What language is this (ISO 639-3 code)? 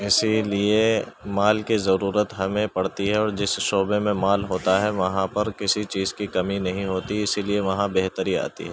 urd